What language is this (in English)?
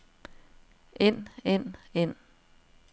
Danish